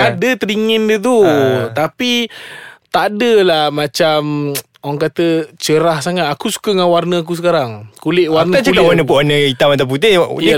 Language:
Malay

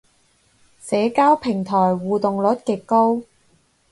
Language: Cantonese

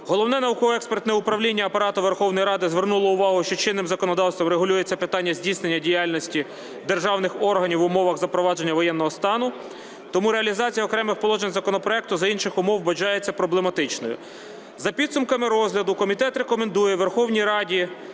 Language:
Ukrainian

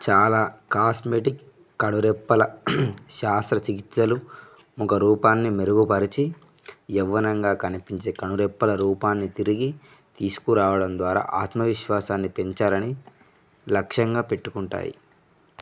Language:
Telugu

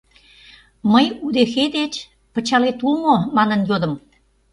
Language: Mari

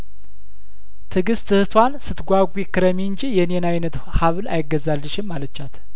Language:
Amharic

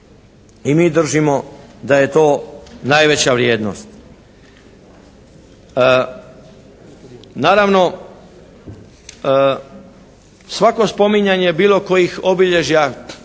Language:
Croatian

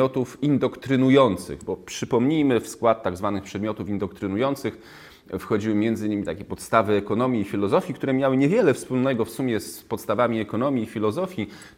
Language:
Polish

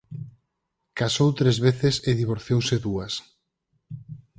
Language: Galician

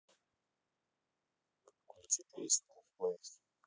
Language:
Russian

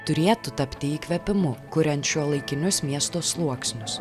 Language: Lithuanian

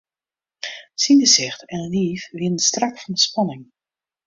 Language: Western Frisian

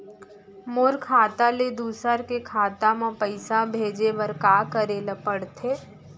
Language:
Chhattisgarhi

